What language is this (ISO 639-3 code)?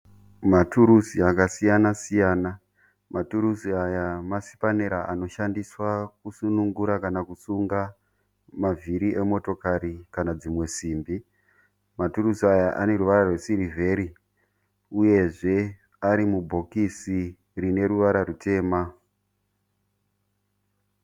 sna